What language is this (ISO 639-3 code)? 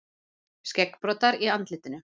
isl